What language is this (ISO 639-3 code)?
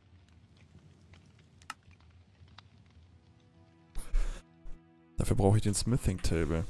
deu